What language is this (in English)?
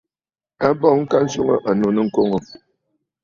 Bafut